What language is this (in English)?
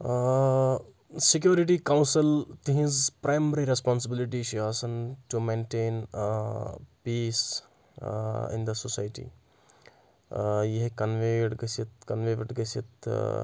Kashmiri